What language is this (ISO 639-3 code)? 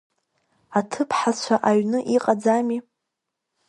abk